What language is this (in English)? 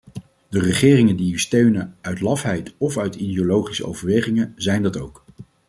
Dutch